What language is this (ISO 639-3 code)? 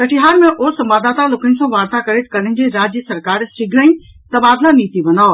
mai